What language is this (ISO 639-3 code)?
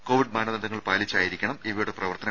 mal